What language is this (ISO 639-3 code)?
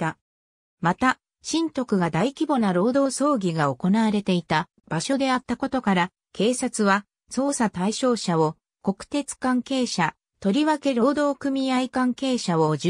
jpn